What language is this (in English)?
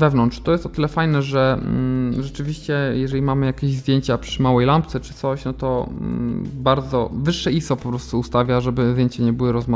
Polish